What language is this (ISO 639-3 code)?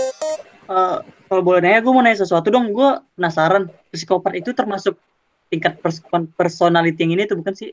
ind